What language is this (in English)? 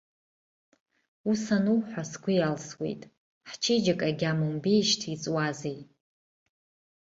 Abkhazian